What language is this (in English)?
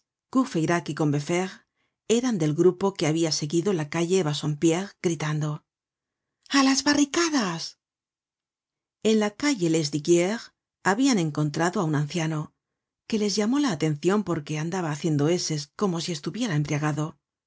Spanish